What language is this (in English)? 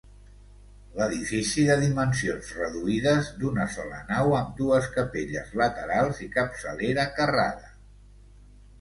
Catalan